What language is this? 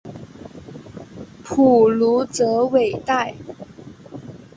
Chinese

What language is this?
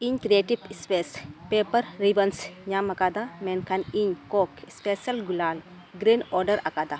Santali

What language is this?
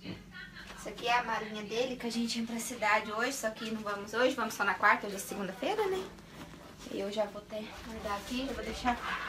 Portuguese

